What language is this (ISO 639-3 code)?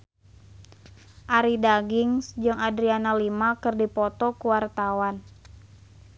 sun